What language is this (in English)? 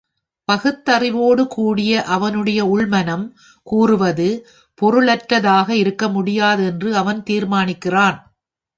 Tamil